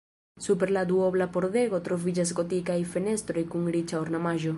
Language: Esperanto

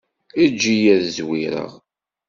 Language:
Kabyle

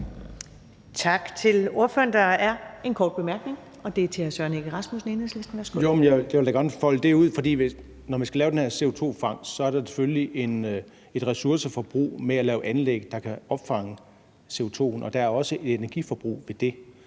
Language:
Danish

